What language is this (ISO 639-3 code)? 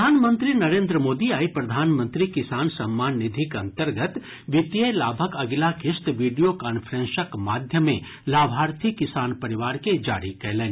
mai